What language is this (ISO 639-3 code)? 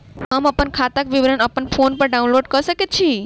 mai